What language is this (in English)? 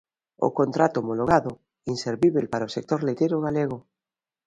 Galician